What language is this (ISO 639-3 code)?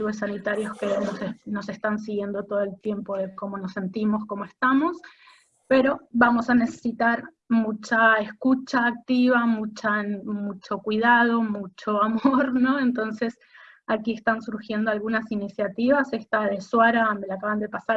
spa